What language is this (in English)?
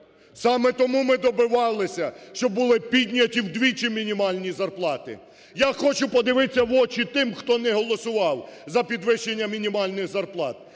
Ukrainian